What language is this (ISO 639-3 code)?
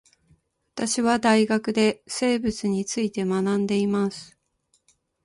jpn